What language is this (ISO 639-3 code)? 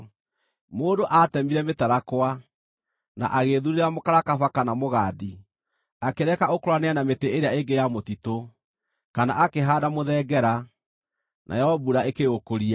kik